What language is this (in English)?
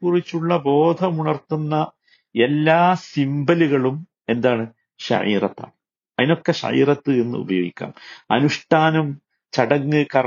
Malayalam